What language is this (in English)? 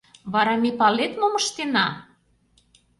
Mari